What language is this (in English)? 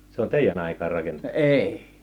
Finnish